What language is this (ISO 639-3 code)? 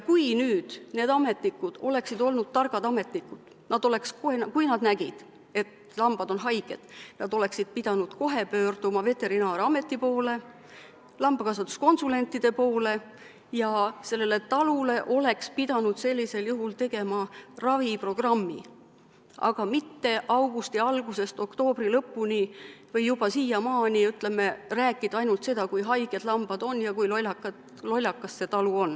est